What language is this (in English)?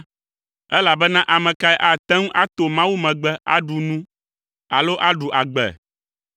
Ewe